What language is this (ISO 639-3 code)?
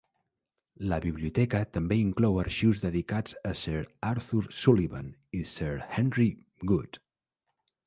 cat